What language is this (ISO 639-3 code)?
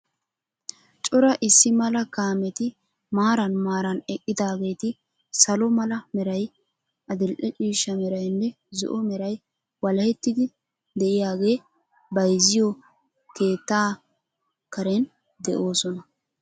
wal